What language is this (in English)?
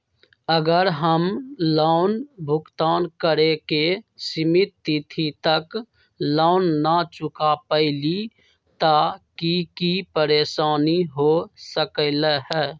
Magahi